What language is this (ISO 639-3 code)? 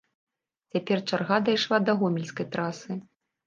bel